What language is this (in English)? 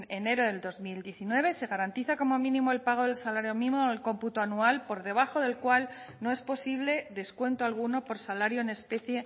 Spanish